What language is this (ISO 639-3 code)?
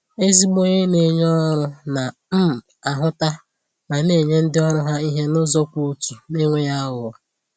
ibo